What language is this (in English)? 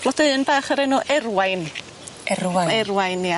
Welsh